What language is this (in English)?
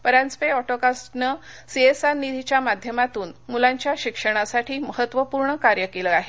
Marathi